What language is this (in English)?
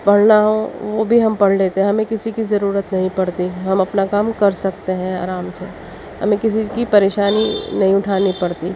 Urdu